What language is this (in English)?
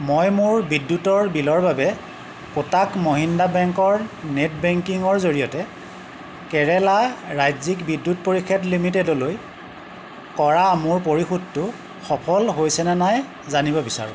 Assamese